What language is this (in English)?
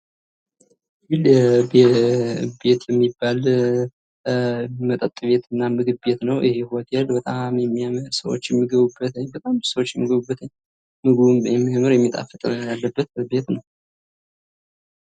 Amharic